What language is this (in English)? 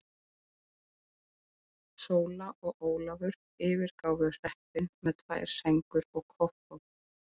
Icelandic